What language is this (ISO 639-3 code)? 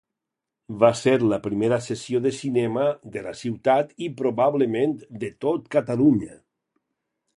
cat